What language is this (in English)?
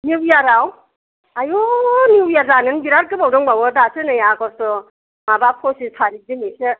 Bodo